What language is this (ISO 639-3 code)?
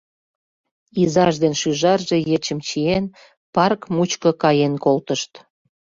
chm